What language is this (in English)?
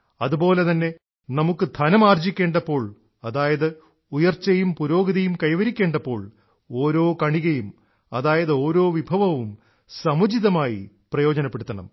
Malayalam